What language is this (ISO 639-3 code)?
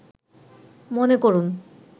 ben